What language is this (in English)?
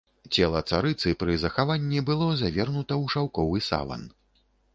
Belarusian